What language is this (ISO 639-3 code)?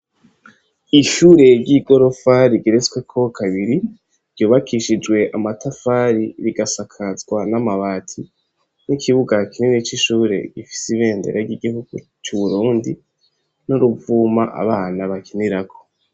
run